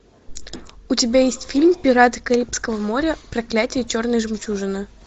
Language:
Russian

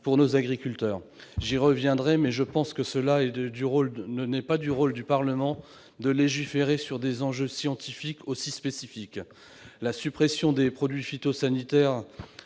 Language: French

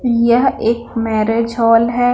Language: Hindi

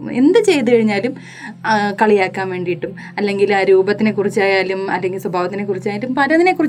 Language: Malayalam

